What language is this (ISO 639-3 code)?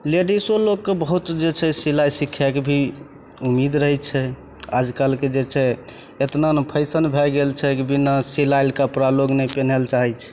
mai